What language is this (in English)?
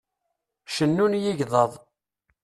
Kabyle